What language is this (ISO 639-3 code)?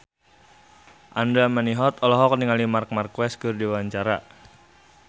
sun